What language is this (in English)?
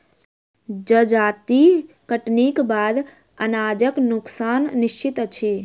Maithili